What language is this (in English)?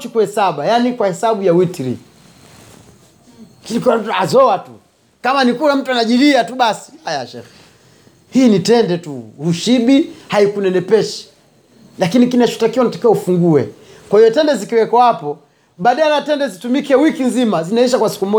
Swahili